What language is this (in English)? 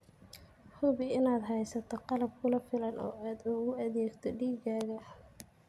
Somali